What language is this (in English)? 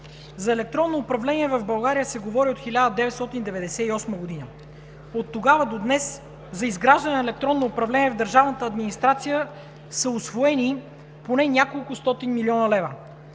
Bulgarian